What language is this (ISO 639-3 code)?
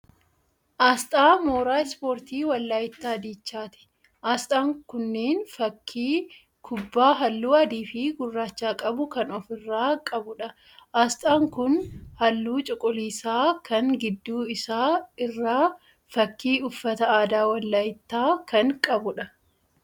orm